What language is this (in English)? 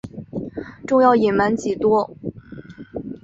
Chinese